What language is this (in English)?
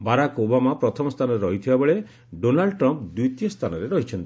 Odia